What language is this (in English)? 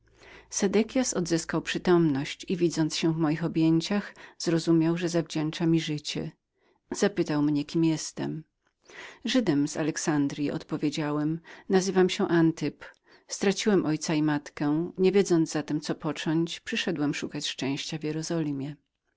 Polish